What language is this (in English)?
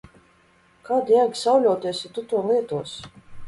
Latvian